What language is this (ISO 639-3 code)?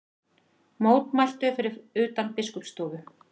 isl